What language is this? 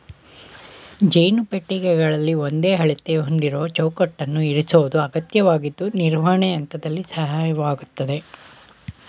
Kannada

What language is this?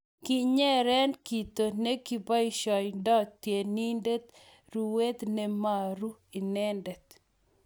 Kalenjin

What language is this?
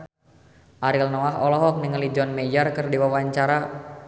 Sundanese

